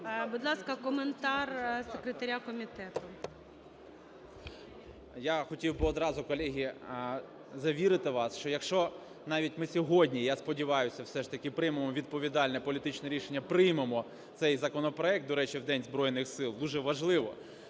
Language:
Ukrainian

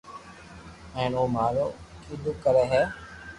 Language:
Loarki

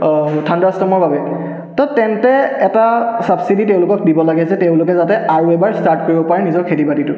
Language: Assamese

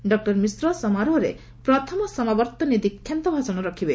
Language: Odia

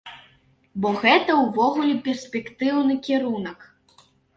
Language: Belarusian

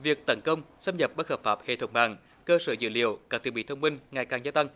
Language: Vietnamese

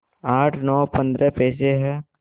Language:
Hindi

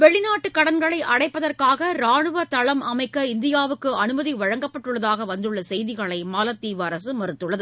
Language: Tamil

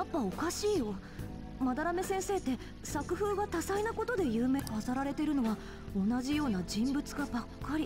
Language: Japanese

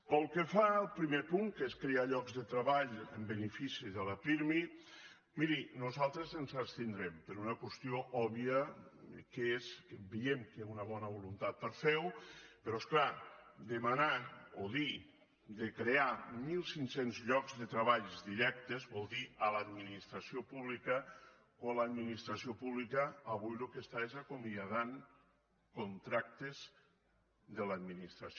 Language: Catalan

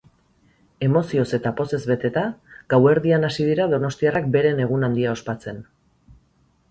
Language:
Basque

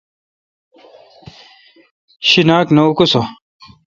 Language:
Kalkoti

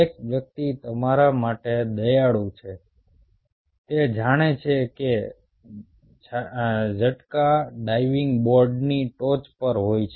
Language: Gujarati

